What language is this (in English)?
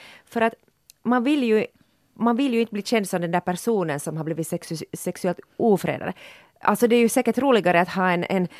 Swedish